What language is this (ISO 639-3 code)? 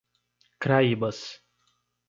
por